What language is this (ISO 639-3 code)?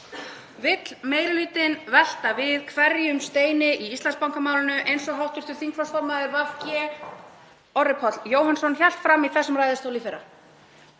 isl